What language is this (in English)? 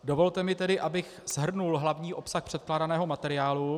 Czech